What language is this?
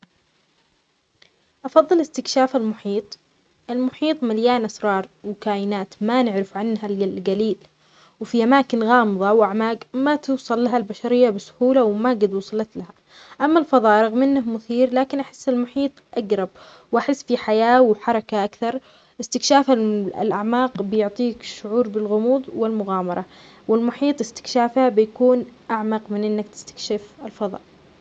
Omani Arabic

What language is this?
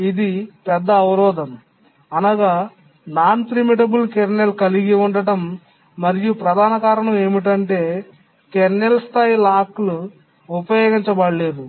Telugu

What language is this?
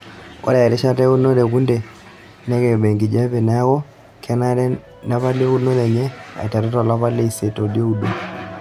Masai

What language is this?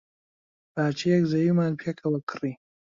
Central Kurdish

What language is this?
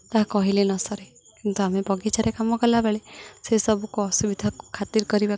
Odia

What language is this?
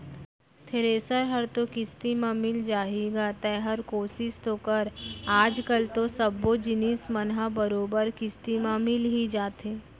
Chhattisgarhi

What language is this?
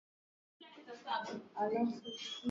Swahili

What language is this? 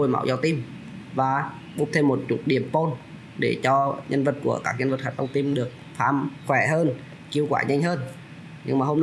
Vietnamese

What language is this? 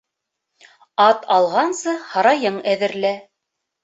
Bashkir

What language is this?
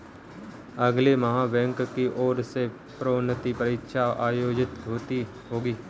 Hindi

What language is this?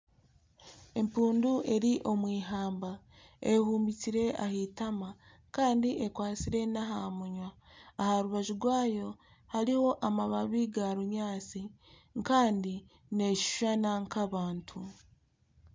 Nyankole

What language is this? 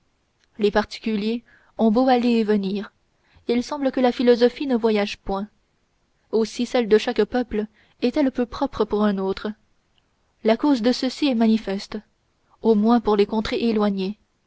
French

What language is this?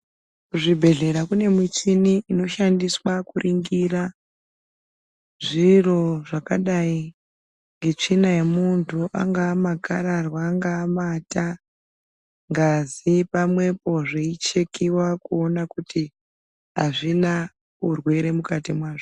Ndau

